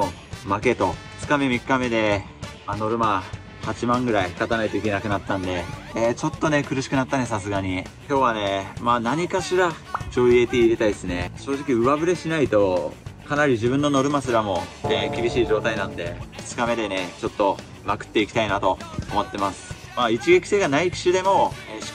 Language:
Japanese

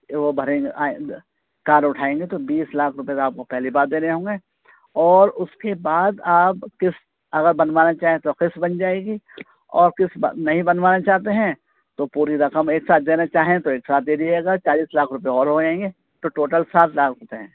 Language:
Urdu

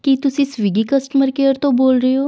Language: Punjabi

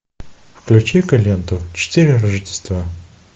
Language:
Russian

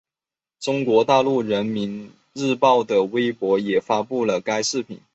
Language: Chinese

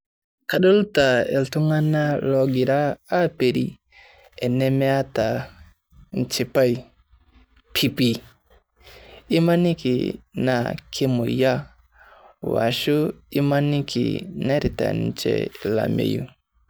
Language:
Masai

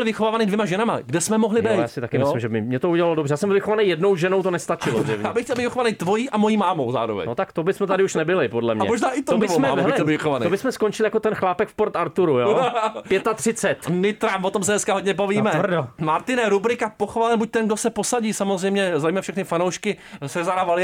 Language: Czech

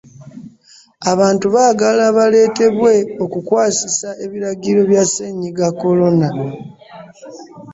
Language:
Ganda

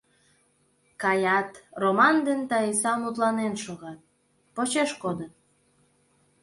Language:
Mari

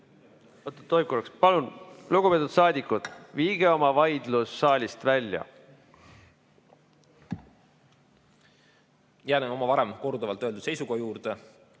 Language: Estonian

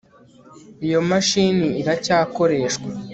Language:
Kinyarwanda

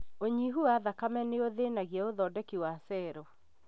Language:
Kikuyu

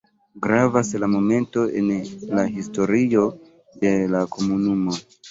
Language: Esperanto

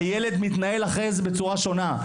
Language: Hebrew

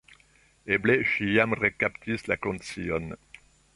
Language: Esperanto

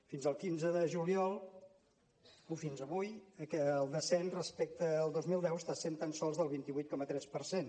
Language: Catalan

